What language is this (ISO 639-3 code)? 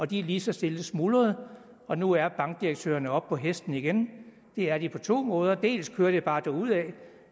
dan